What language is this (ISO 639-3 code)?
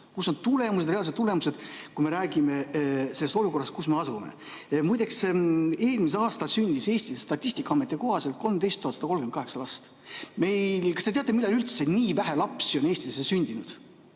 est